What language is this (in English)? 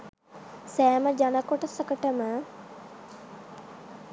Sinhala